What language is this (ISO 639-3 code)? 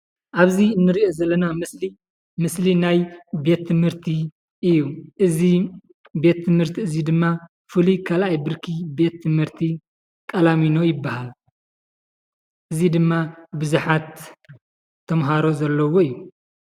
tir